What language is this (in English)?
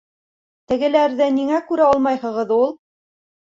Bashkir